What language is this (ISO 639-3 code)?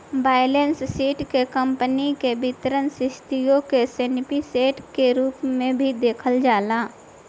bho